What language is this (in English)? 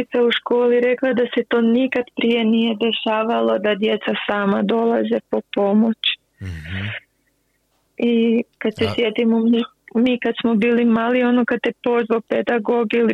Croatian